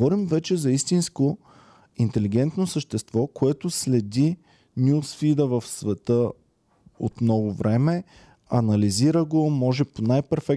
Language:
Bulgarian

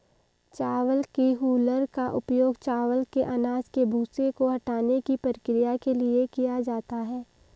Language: Hindi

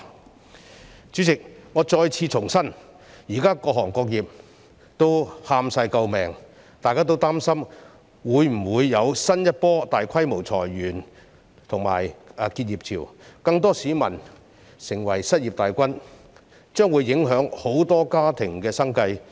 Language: Cantonese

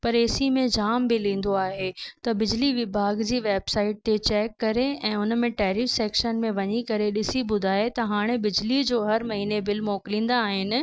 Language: Sindhi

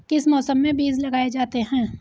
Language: Hindi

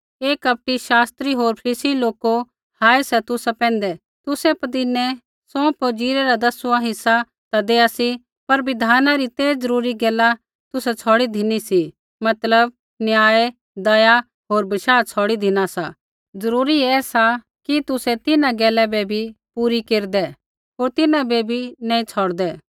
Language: Kullu Pahari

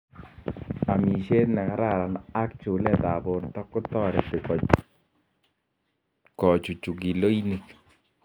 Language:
Kalenjin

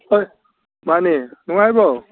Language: Manipuri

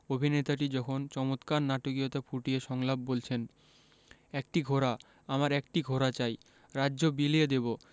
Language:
Bangla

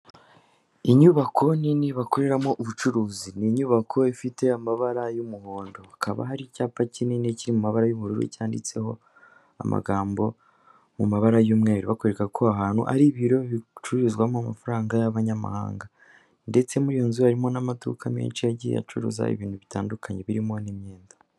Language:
Kinyarwanda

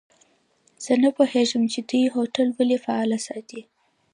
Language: Pashto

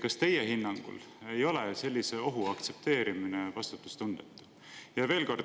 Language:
Estonian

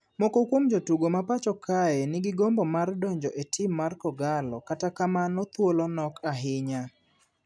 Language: Luo (Kenya and Tanzania)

